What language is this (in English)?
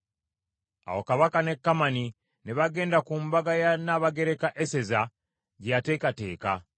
Ganda